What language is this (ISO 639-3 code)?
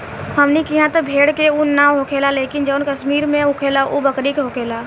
bho